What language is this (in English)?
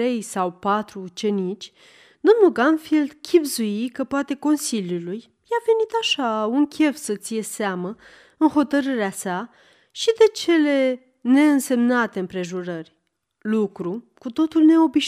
Romanian